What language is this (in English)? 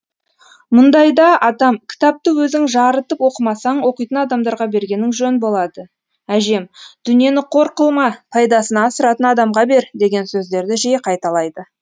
Kazakh